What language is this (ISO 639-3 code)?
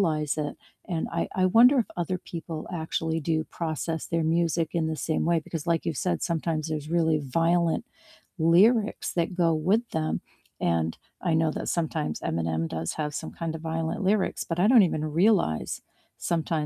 eng